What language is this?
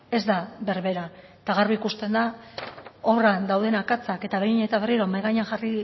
Basque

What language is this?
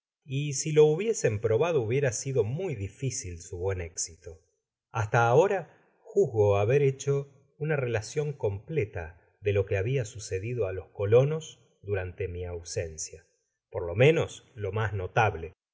Spanish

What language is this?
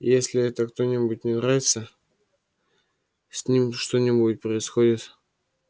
Russian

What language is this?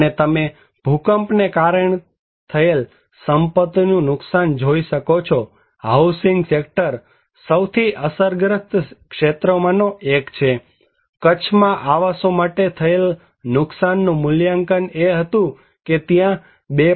Gujarati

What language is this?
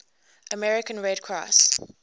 English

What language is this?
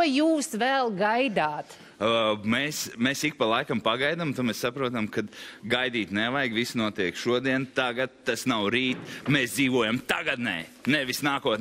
Latvian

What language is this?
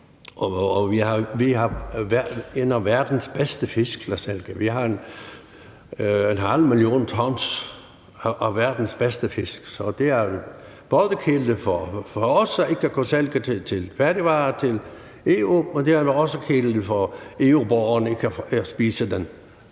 Danish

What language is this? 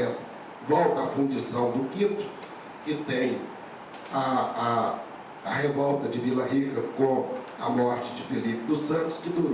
Portuguese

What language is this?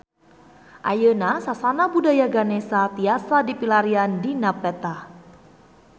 Sundanese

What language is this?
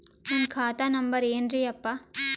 Kannada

